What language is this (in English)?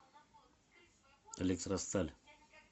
Russian